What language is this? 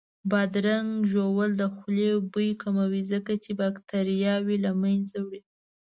Pashto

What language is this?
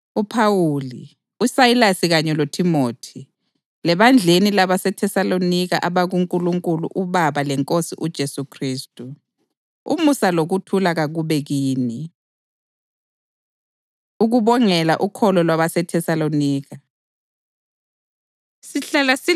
North Ndebele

